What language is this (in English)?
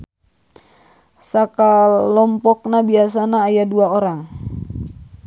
Sundanese